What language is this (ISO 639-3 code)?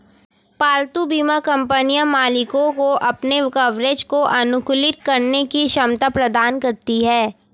hin